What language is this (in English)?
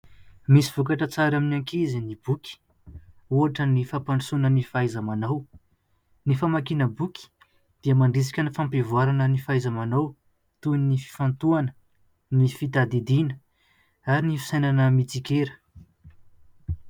Malagasy